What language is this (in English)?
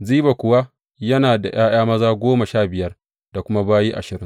Hausa